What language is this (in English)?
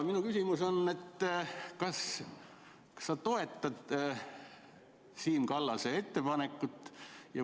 Estonian